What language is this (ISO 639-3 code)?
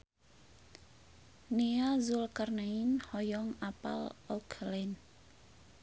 sun